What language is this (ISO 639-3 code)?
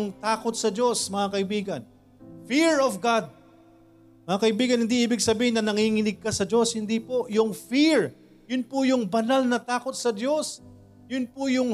fil